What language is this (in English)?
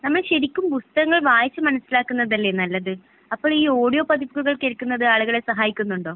Malayalam